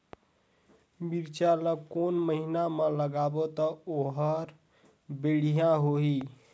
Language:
Chhattisgarhi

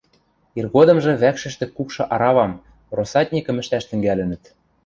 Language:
Western Mari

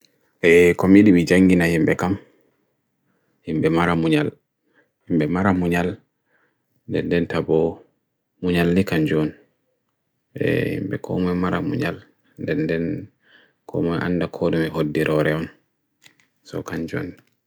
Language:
Bagirmi Fulfulde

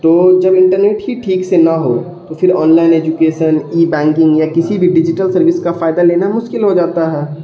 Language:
Urdu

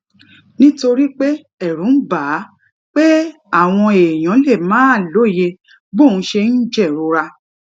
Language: Yoruba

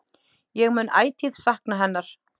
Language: Icelandic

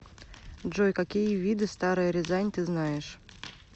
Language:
Russian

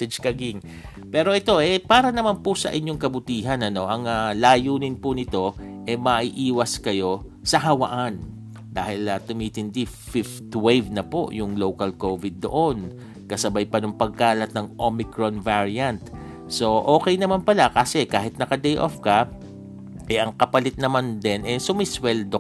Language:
Filipino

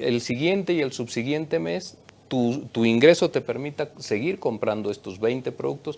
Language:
Spanish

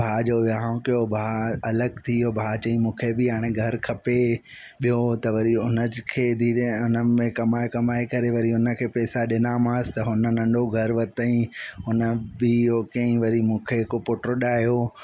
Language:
Sindhi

